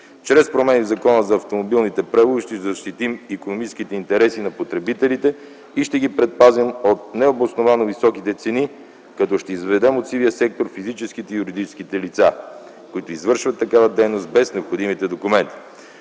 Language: Bulgarian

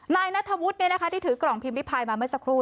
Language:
Thai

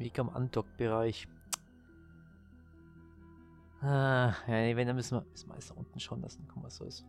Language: German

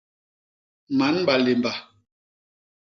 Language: Basaa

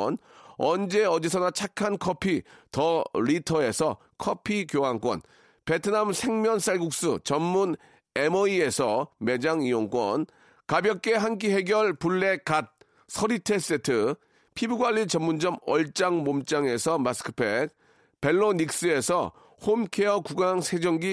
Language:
Korean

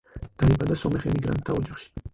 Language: Georgian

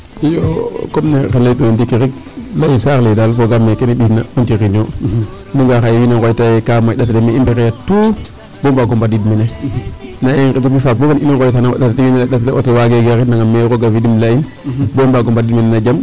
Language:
Serer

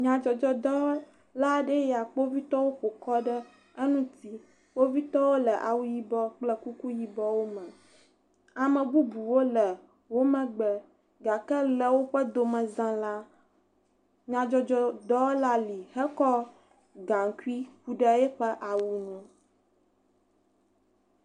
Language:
Ewe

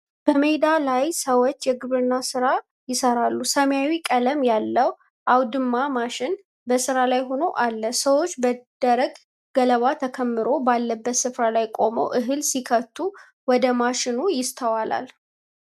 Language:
Amharic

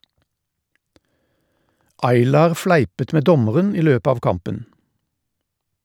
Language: Norwegian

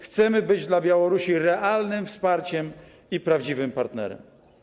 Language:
Polish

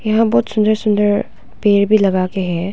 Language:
Hindi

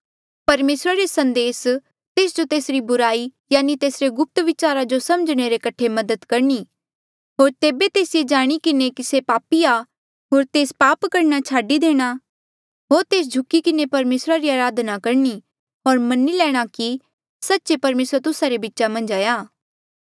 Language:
Mandeali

